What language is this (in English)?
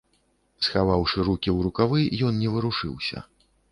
Belarusian